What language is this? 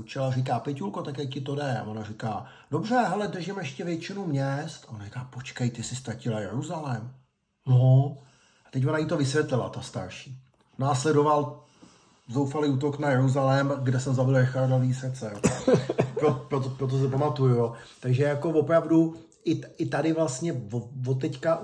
Czech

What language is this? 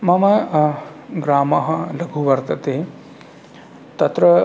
Sanskrit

